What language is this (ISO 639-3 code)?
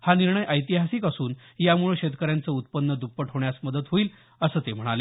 mar